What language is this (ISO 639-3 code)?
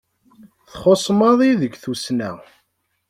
kab